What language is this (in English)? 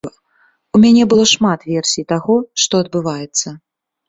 Belarusian